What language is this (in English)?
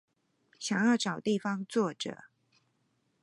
Chinese